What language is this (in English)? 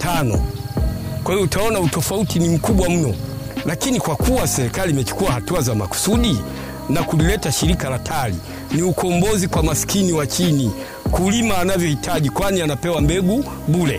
Swahili